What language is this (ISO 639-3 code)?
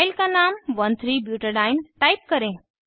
hin